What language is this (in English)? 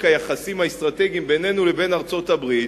Hebrew